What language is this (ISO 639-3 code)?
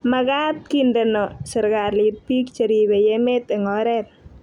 kln